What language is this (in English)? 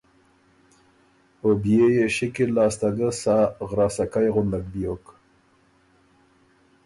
Ormuri